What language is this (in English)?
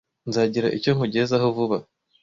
Kinyarwanda